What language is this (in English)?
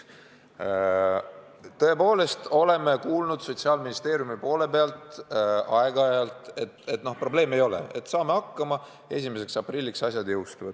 Estonian